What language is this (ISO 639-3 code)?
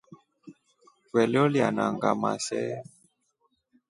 rof